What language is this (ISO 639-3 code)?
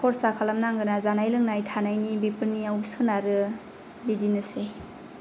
brx